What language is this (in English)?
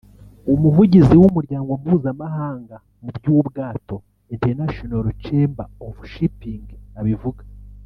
Kinyarwanda